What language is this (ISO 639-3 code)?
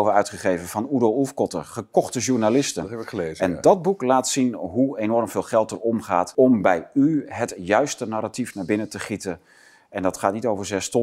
nld